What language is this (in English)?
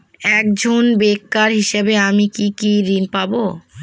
Bangla